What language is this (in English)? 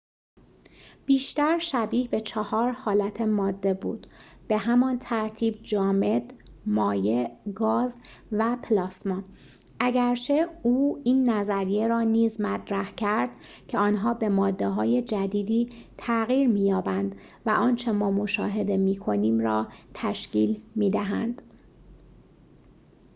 Persian